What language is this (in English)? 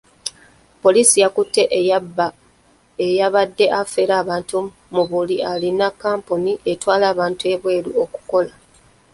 Ganda